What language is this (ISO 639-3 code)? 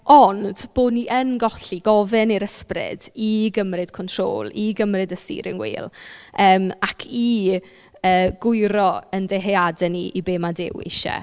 cym